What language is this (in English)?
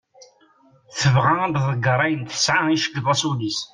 Kabyle